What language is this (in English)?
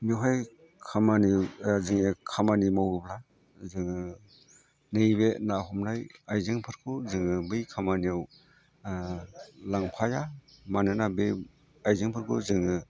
Bodo